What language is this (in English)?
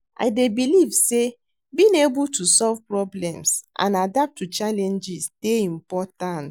Nigerian Pidgin